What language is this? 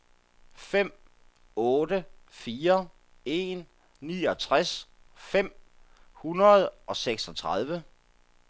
Danish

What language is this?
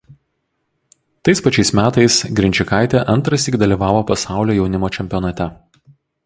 Lithuanian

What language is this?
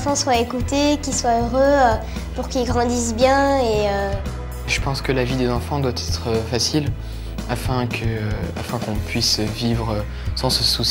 French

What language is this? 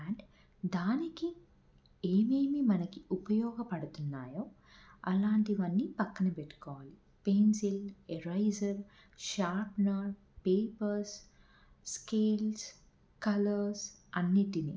Telugu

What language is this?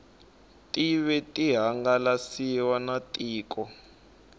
Tsonga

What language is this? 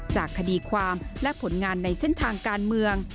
Thai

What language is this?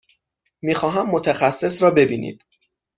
Persian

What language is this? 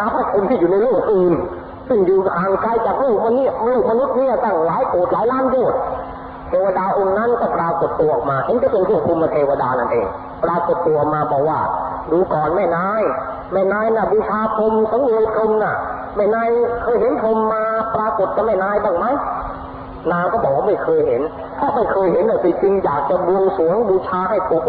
Thai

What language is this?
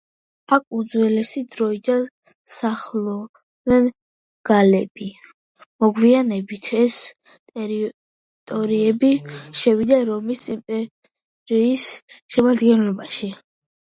Georgian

